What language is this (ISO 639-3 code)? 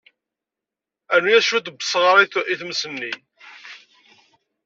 kab